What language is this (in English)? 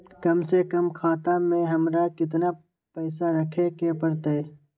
Magahi